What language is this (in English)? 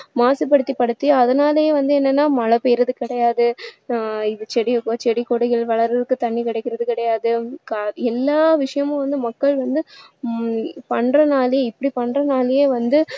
Tamil